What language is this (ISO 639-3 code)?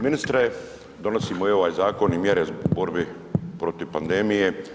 hrv